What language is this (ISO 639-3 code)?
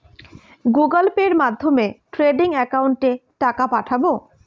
ben